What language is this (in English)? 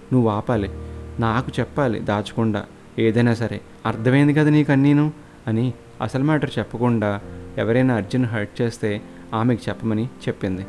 Telugu